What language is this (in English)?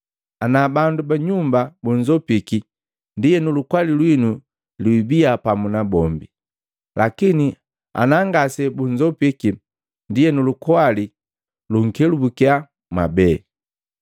Matengo